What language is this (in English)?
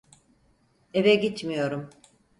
Turkish